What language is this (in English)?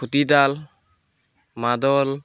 Assamese